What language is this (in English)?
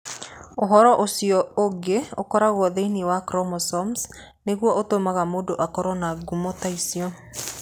Kikuyu